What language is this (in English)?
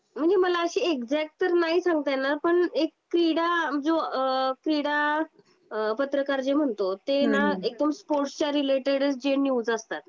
Marathi